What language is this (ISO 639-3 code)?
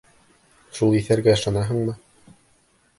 bak